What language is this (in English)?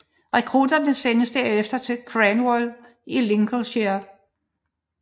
Danish